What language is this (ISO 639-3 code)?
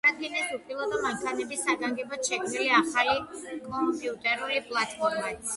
kat